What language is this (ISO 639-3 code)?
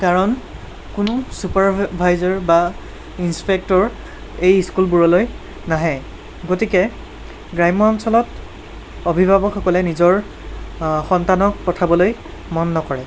asm